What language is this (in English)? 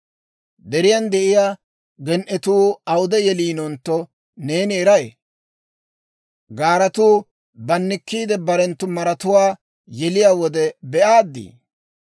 Dawro